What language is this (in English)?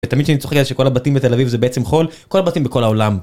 Hebrew